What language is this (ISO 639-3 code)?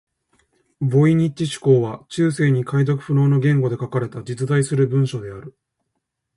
jpn